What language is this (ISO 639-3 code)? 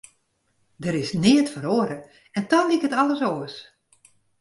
fry